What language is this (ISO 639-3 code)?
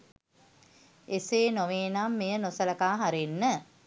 sin